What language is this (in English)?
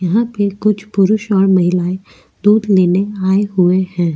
Hindi